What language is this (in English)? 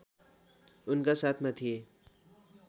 Nepali